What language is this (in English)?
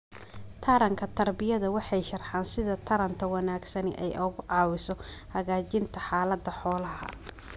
Somali